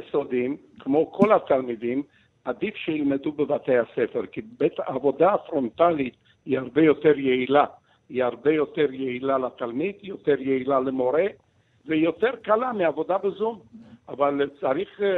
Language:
Hebrew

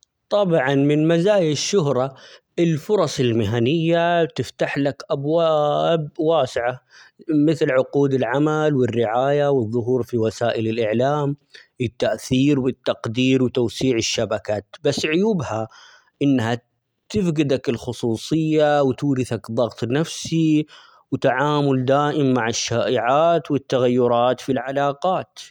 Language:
Omani Arabic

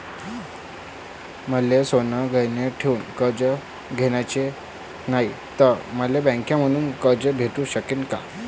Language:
Marathi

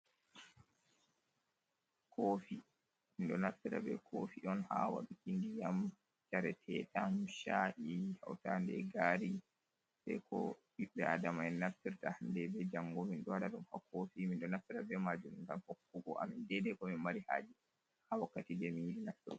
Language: Fula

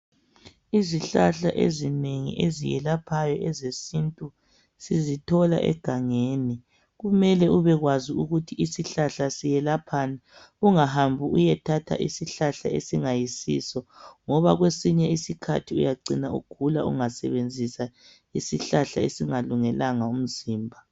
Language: North Ndebele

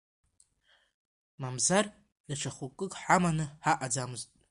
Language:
Abkhazian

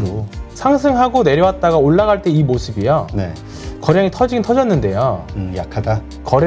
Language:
Korean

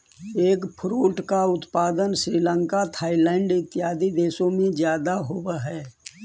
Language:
Magahi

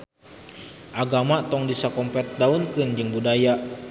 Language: Sundanese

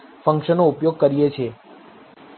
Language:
Gujarati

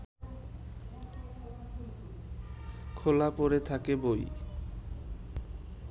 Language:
Bangla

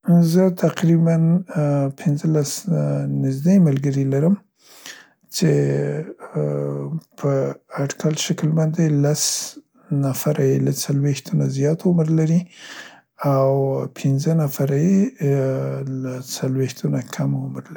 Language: Central Pashto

